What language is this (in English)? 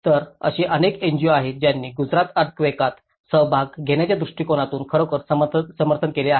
Marathi